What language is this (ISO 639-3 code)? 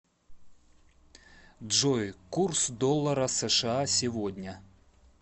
rus